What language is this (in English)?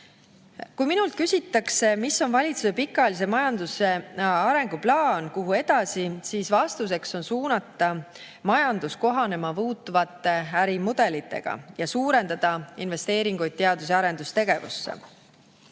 Estonian